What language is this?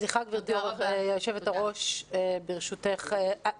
Hebrew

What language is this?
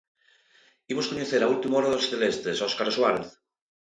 Galician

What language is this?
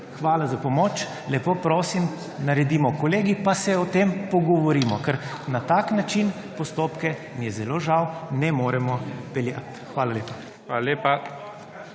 Slovenian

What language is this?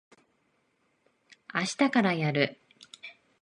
Japanese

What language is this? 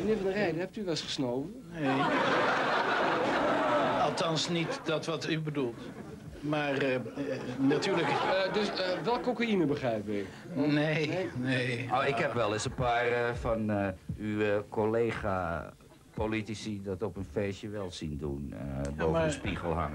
Dutch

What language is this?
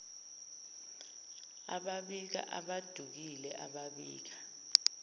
Zulu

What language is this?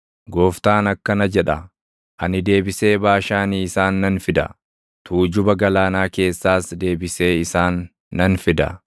Oromo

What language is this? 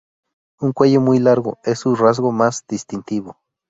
Spanish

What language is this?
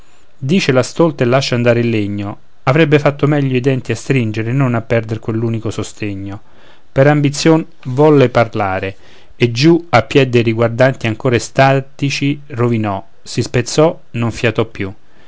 Italian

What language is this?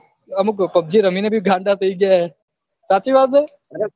Gujarati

